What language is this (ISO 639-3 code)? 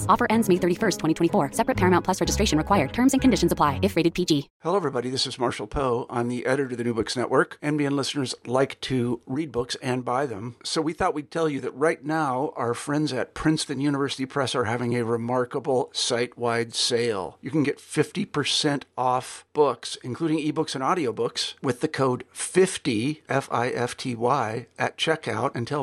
eng